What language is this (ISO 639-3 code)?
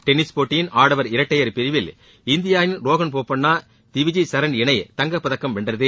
tam